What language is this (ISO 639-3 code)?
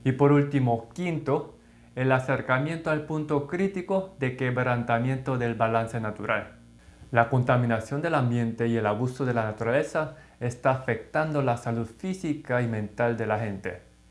spa